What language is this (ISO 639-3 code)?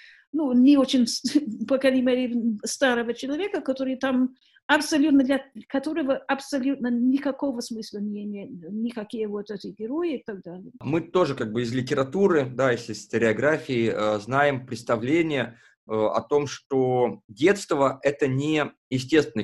rus